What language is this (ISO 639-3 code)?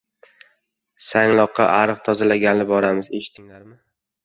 uzb